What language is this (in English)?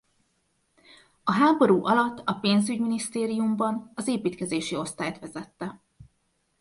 Hungarian